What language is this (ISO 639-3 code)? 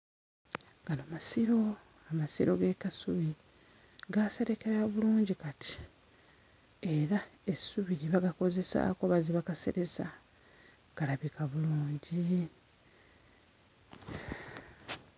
lug